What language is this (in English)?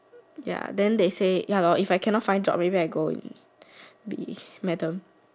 English